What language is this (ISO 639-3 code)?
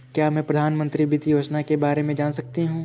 hin